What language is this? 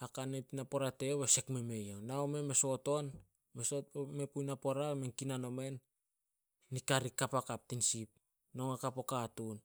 Solos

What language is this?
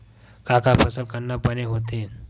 Chhattisgarhi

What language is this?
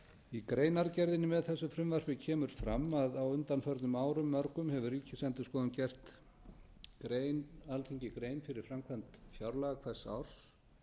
Icelandic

